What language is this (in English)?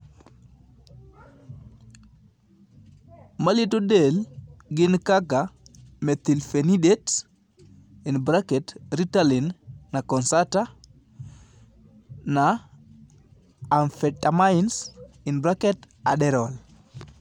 Luo (Kenya and Tanzania)